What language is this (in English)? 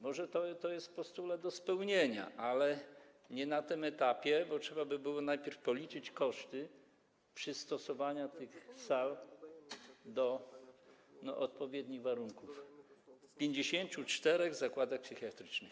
Polish